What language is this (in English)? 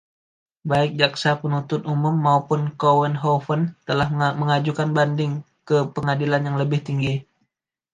Indonesian